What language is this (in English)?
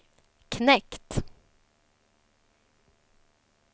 Swedish